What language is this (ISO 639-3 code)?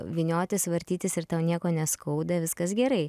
lit